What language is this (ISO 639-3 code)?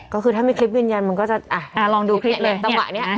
tha